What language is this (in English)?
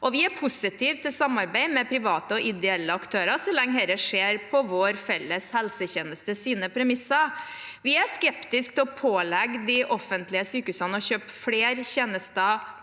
Norwegian